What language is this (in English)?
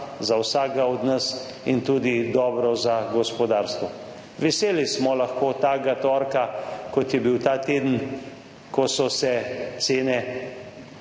Slovenian